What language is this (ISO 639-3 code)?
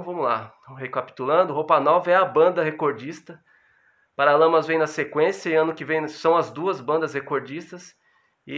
por